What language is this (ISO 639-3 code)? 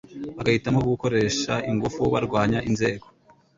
kin